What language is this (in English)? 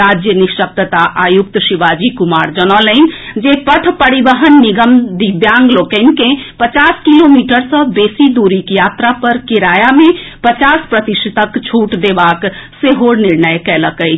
Maithili